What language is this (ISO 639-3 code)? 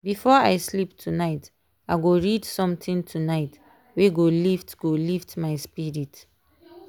pcm